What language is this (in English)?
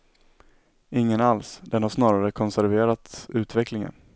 Swedish